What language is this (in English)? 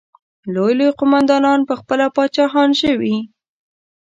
Pashto